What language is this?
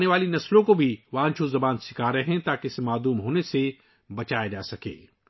Urdu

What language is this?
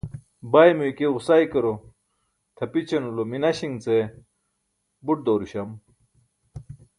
Burushaski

